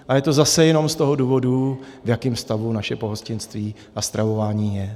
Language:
Czech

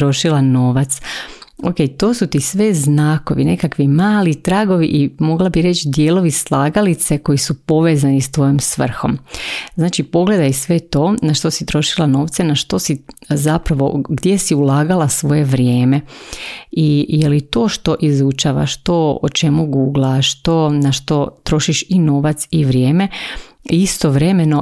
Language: Croatian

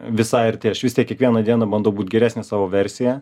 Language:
Lithuanian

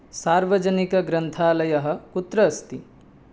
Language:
Sanskrit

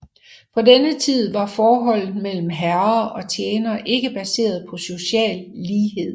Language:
Danish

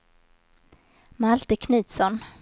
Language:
Swedish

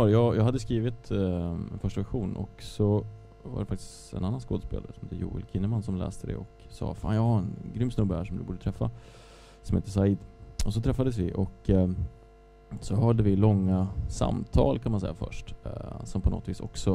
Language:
Swedish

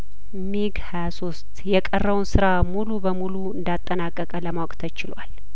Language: Amharic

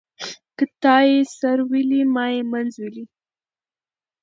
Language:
Pashto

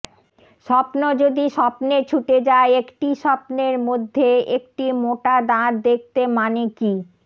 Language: Bangla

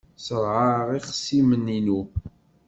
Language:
Kabyle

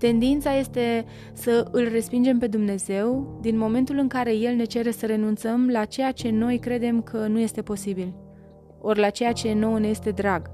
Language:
Romanian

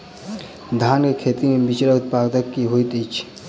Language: Maithili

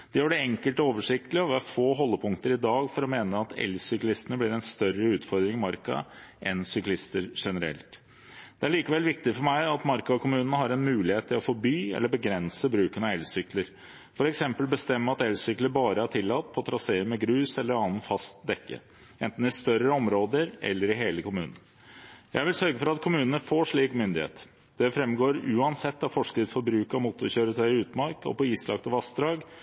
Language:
Norwegian Bokmål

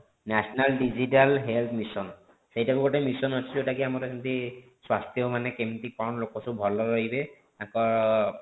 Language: Odia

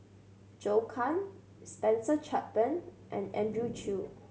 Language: English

